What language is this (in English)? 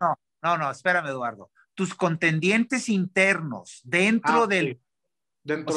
Spanish